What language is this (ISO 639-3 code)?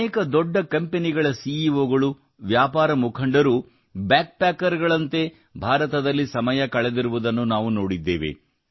kan